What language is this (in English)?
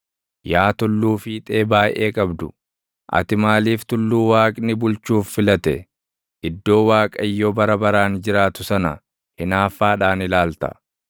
Oromo